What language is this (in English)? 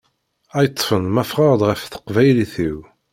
Kabyle